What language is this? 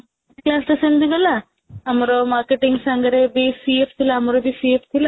Odia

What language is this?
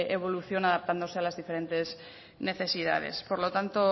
Spanish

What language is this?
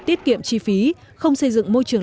Vietnamese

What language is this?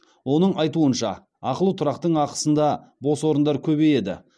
Kazakh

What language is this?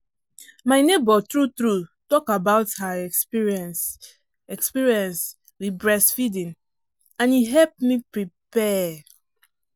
Nigerian Pidgin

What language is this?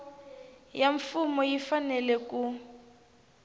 Tsonga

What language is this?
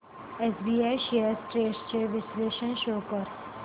Marathi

